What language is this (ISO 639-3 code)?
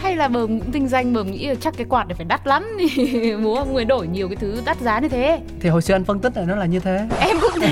vie